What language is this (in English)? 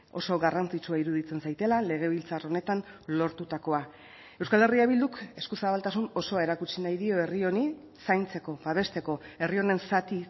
Basque